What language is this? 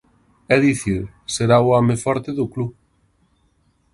Galician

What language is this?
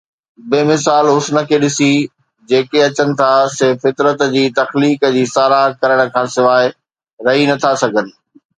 Sindhi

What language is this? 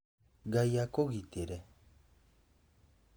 Kikuyu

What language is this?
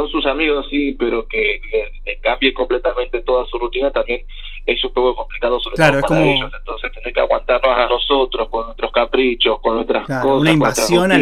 Spanish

